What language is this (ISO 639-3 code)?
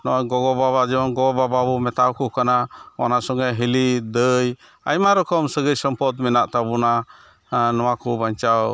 sat